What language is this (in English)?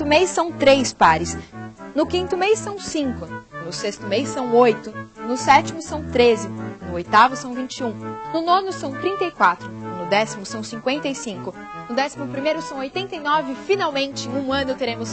Portuguese